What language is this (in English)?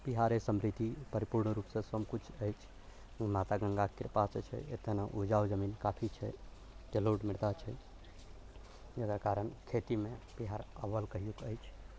Maithili